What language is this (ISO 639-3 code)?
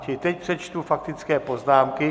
ces